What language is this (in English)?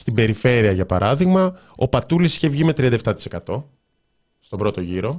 Greek